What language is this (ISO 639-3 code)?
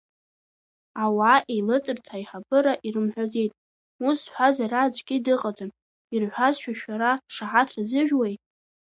abk